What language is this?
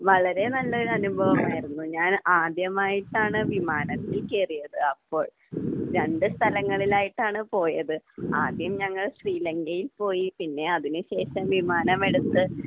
Malayalam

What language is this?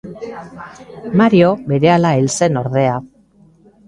Basque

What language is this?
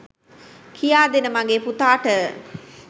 Sinhala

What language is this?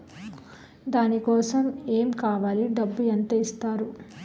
Telugu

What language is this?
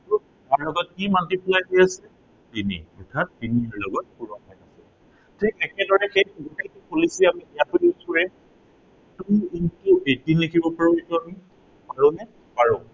Assamese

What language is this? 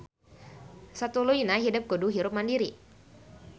Sundanese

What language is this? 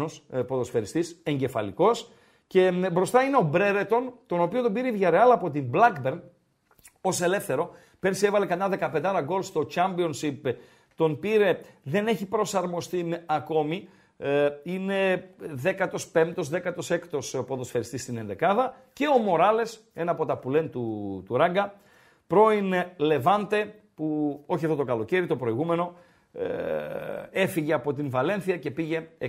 Greek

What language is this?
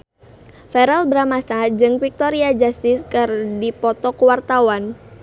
Sundanese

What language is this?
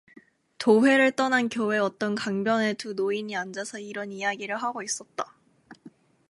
Korean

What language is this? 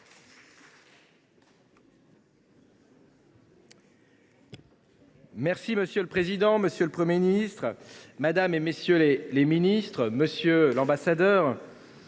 French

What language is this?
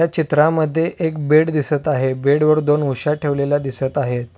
Marathi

